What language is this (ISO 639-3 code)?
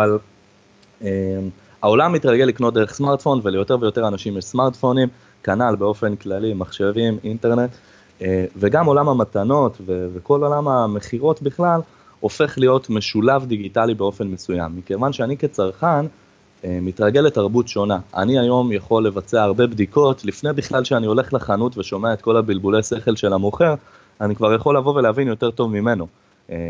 heb